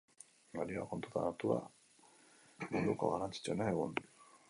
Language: Basque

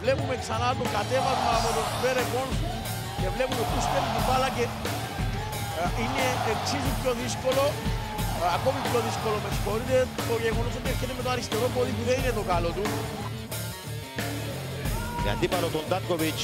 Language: Greek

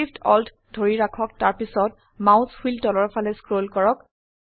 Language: Assamese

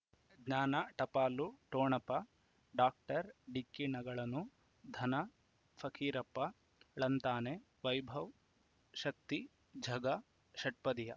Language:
Kannada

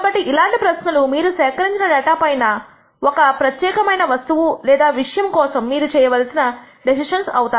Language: Telugu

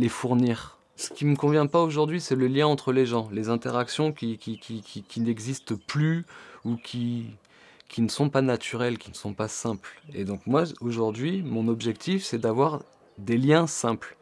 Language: French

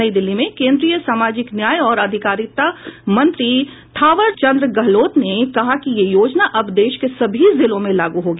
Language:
Hindi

